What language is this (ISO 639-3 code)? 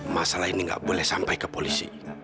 ind